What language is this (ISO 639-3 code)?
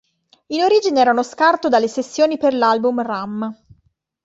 ita